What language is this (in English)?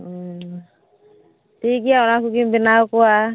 Santali